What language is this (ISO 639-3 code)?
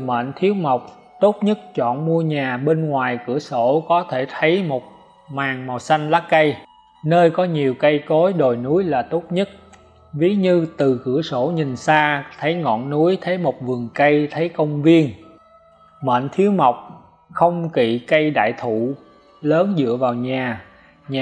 vie